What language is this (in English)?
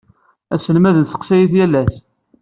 Kabyle